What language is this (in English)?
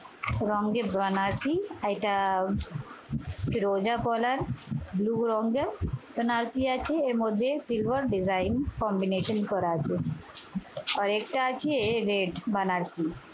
Bangla